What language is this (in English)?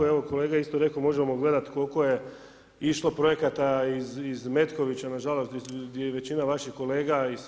Croatian